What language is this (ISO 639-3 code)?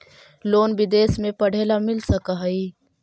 mag